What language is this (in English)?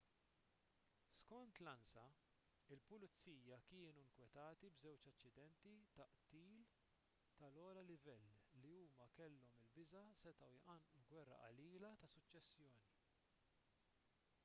Maltese